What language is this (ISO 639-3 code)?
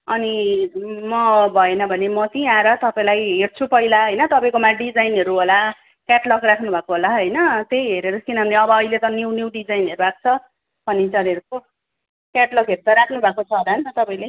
nep